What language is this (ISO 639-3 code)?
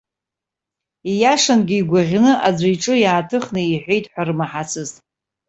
abk